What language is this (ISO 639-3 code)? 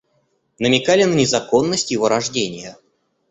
rus